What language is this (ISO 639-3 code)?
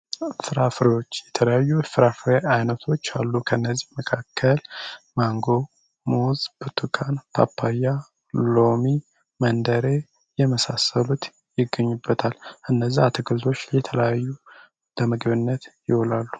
amh